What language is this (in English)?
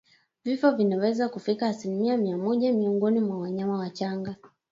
Swahili